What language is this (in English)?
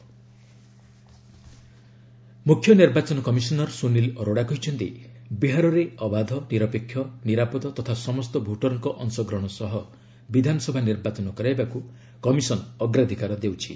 Odia